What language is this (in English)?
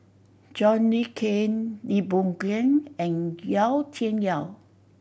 English